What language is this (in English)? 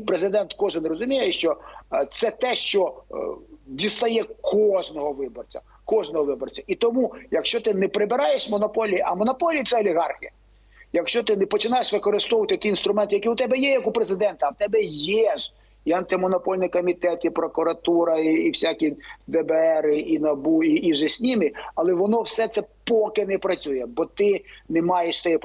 Ukrainian